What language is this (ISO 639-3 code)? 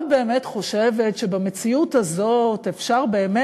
heb